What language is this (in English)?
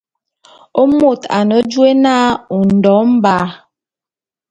Bulu